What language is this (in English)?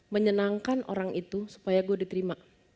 Indonesian